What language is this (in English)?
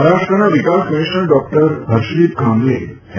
Gujarati